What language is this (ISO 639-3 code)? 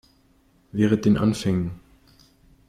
deu